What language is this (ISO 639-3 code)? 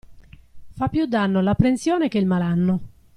ita